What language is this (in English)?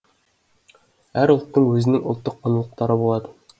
Kazakh